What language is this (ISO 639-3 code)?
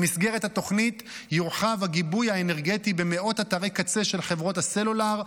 heb